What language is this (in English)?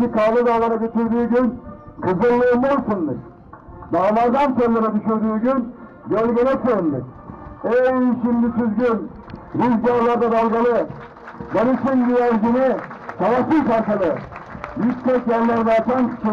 Turkish